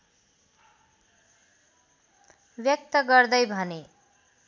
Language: Nepali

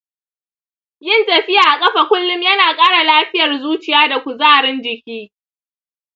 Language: Hausa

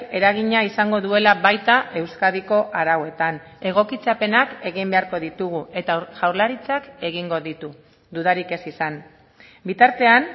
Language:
Basque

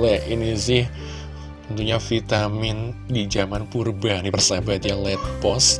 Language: Indonesian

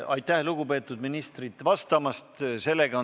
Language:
Estonian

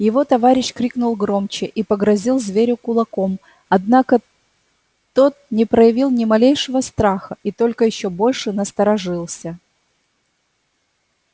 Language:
Russian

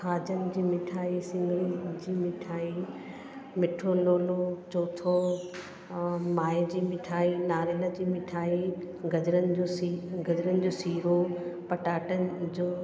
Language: Sindhi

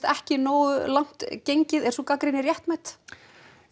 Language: Icelandic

